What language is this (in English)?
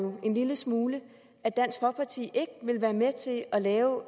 Danish